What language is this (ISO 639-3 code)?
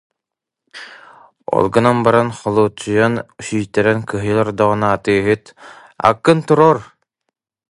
sah